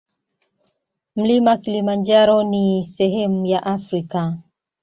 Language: Swahili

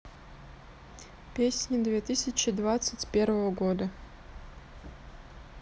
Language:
Russian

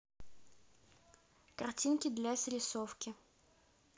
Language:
Russian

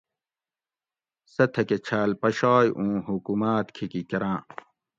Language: Gawri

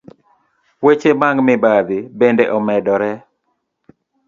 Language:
Luo (Kenya and Tanzania)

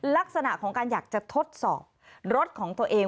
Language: Thai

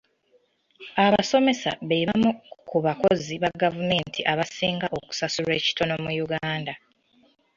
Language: Ganda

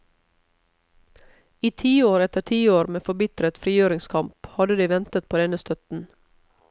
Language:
Norwegian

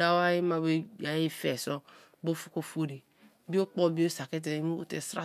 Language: Kalabari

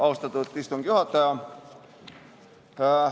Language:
Estonian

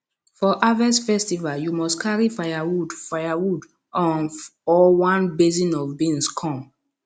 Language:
Nigerian Pidgin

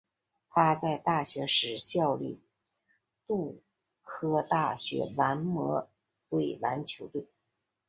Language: Chinese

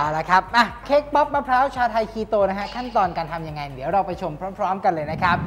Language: Thai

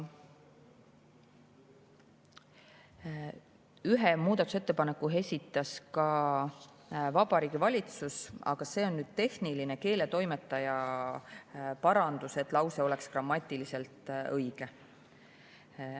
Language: Estonian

